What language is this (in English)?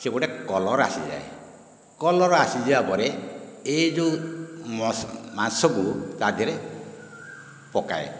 Odia